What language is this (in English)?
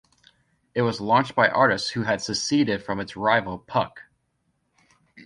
English